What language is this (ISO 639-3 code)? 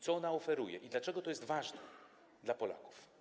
pol